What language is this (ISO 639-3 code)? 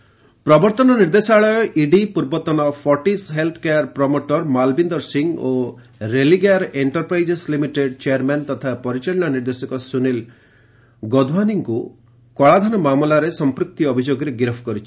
ori